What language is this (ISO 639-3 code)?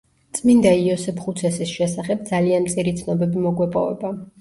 kat